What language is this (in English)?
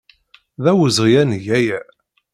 Kabyle